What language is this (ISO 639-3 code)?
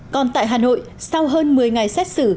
vie